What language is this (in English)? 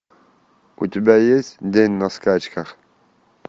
Russian